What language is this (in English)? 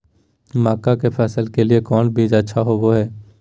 Magahi